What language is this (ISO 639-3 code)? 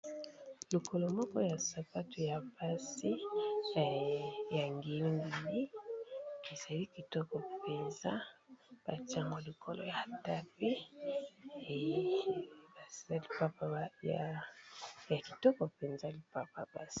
lin